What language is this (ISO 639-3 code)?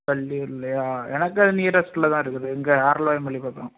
tam